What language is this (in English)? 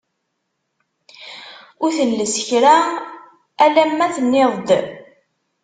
Kabyle